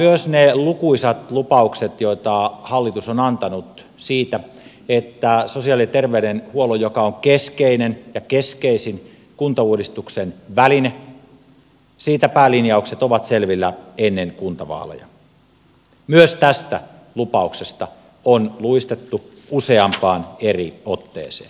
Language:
Finnish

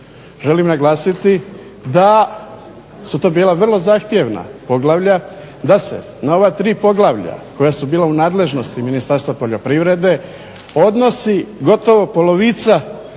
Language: Croatian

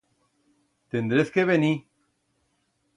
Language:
Aragonese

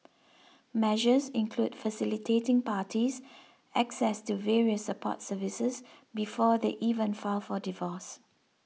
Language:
English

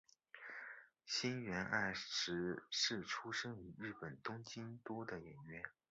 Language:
Chinese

